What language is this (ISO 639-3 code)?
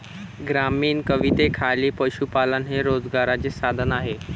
mar